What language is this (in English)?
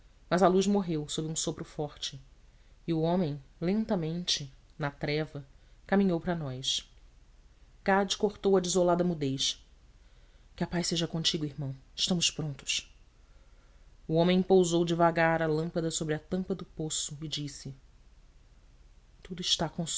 Portuguese